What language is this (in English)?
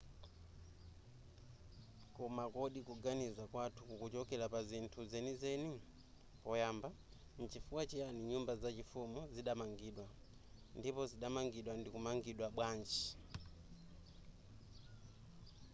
Nyanja